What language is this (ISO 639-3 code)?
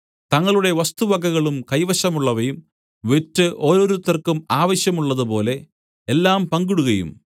mal